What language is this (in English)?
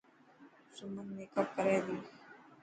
Dhatki